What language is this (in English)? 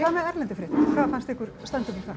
Icelandic